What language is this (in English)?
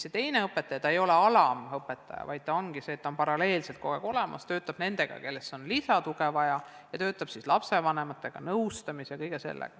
Estonian